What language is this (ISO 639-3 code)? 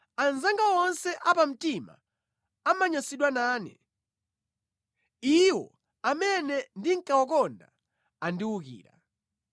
nya